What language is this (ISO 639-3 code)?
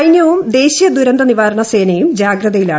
mal